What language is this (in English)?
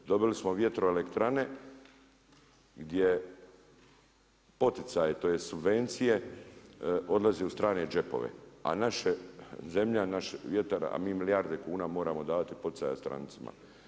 Croatian